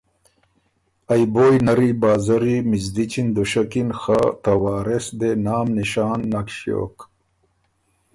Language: Ormuri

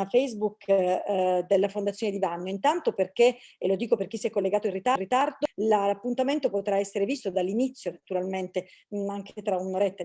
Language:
Italian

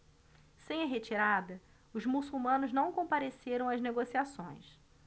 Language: Portuguese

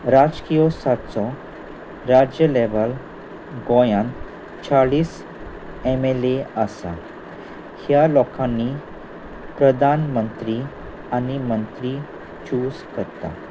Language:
Konkani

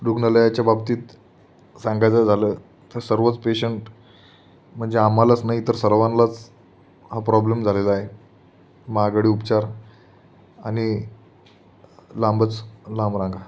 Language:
Marathi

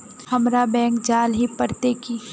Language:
Magahi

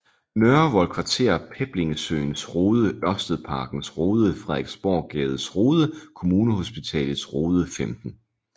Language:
Danish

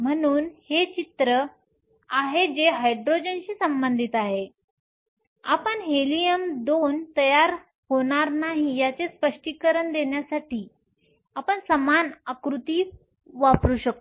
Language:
Marathi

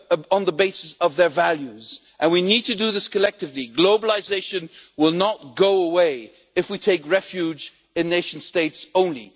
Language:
English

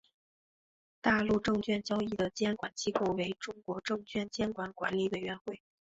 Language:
Chinese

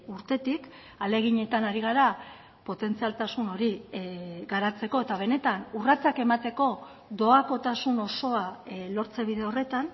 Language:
Basque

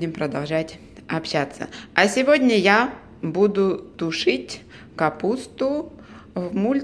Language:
Russian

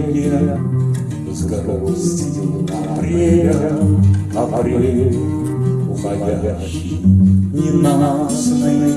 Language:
Russian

